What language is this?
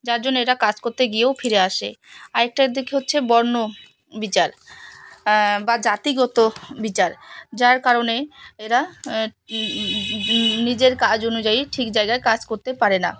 Bangla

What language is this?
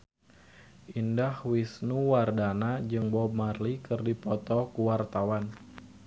Sundanese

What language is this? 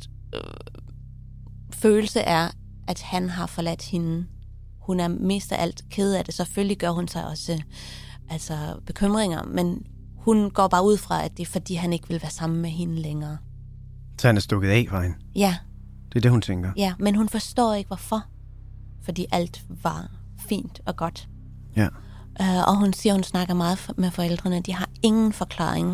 Danish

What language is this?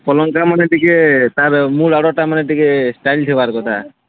Odia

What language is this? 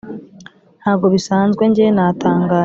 Kinyarwanda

